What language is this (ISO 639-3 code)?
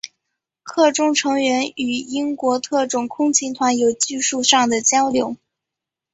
zho